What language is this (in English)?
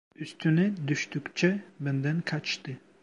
Turkish